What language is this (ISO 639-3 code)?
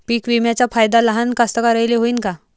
mar